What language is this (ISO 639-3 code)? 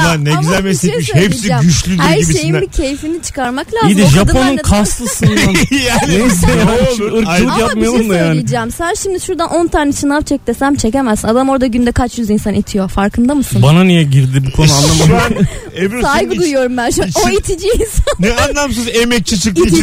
tur